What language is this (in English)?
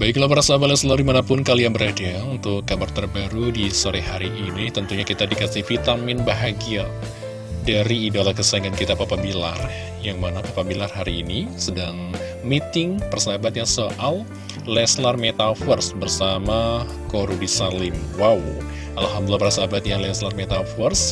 Indonesian